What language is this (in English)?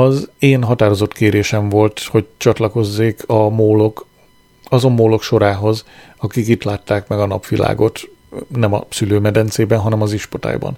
Hungarian